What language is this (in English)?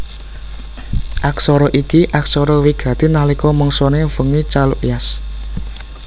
Javanese